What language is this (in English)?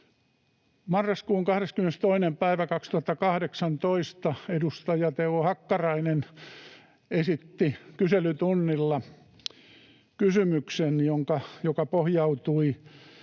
Finnish